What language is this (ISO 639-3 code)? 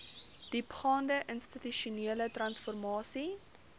afr